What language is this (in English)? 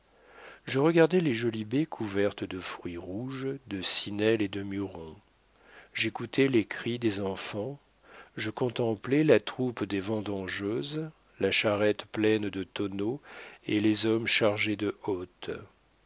French